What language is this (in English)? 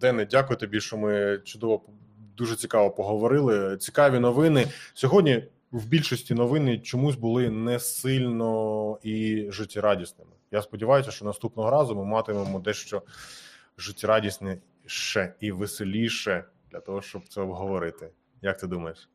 Ukrainian